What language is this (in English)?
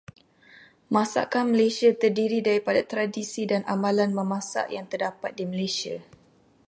Malay